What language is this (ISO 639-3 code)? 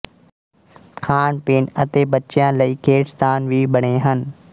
pan